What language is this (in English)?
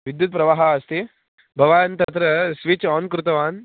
Sanskrit